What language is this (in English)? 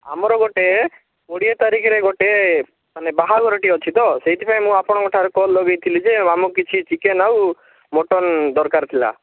Odia